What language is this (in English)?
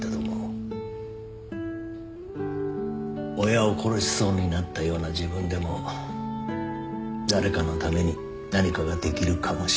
Japanese